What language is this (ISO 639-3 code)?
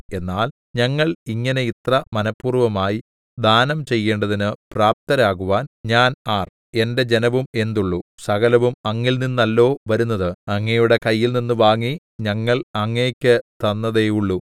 mal